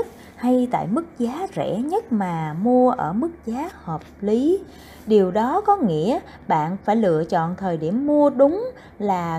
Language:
Vietnamese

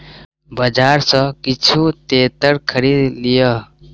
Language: Maithili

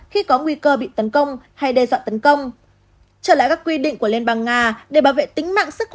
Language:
Vietnamese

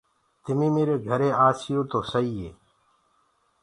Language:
Gurgula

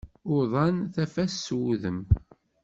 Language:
Kabyle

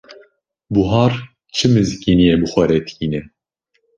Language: Kurdish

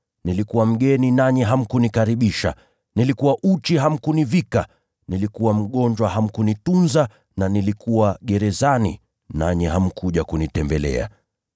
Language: Swahili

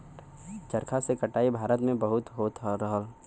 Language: Bhojpuri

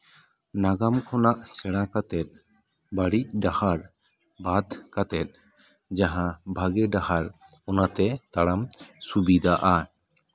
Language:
Santali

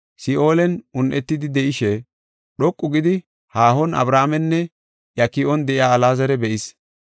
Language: Gofa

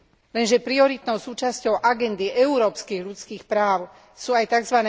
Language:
Slovak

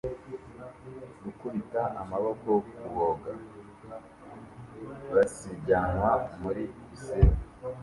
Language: Kinyarwanda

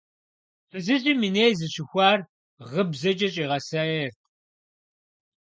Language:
Kabardian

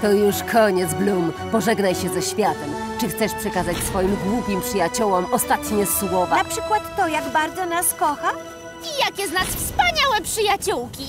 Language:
Polish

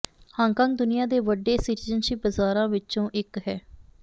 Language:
Punjabi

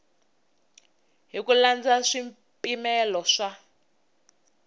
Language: Tsonga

